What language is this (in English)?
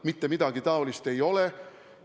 Estonian